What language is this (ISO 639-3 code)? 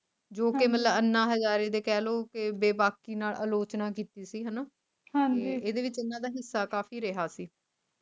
pan